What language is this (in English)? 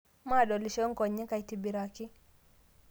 Masai